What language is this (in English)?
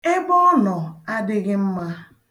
Igbo